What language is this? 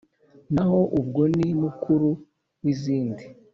Kinyarwanda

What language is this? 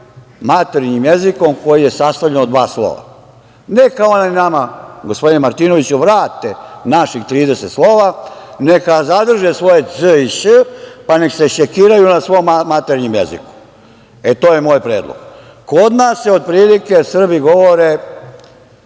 Serbian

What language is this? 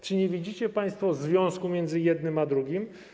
Polish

